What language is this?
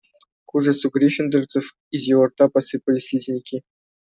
Russian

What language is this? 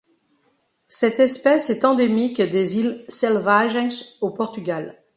French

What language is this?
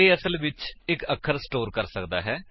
Punjabi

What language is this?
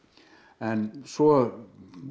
Icelandic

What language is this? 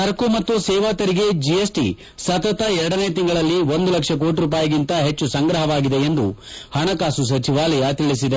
Kannada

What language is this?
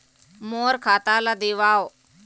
Chhattisgarhi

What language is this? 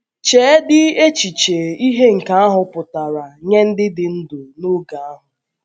Igbo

